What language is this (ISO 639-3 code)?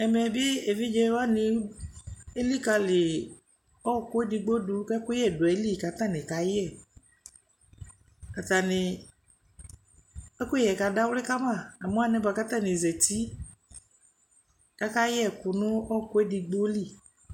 kpo